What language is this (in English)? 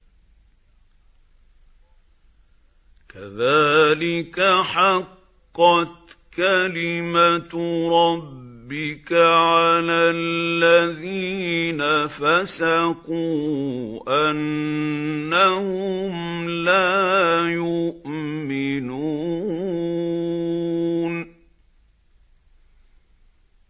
Arabic